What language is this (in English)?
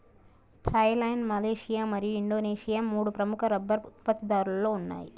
Telugu